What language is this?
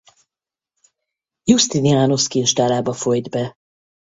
Hungarian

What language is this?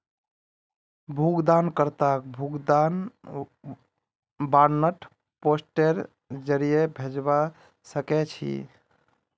Magahi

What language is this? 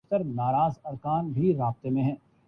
Urdu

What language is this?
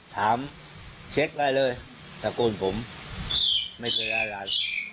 Thai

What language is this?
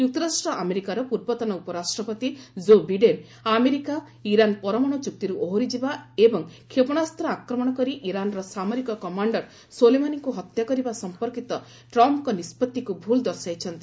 Odia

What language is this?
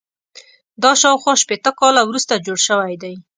Pashto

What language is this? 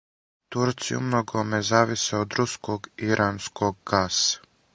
Serbian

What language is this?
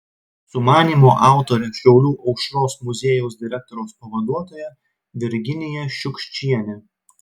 Lithuanian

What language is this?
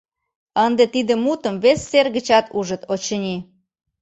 Mari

